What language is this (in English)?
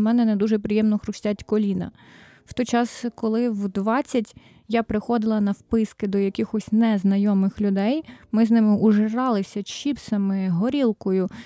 Ukrainian